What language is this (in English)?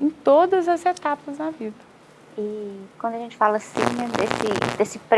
Portuguese